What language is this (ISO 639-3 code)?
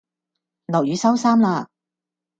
yue